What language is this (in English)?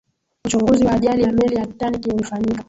Swahili